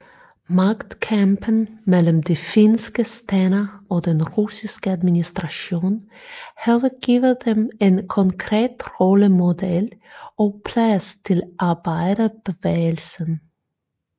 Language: Danish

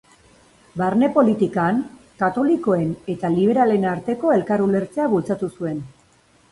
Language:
Basque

